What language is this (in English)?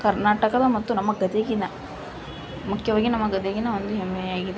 Kannada